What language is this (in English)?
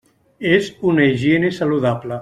Catalan